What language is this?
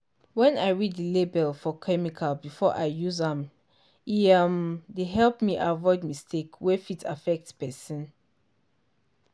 Nigerian Pidgin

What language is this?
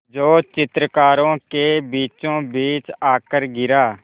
Hindi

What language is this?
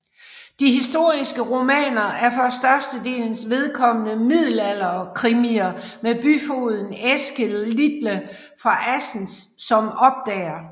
Danish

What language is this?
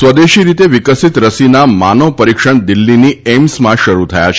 Gujarati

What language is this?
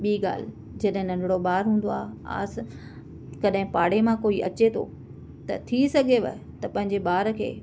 Sindhi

